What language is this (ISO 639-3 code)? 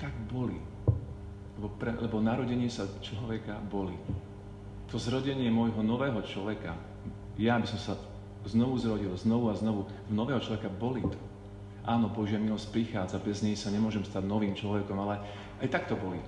slk